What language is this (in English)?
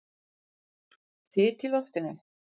Icelandic